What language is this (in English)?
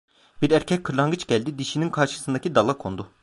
Turkish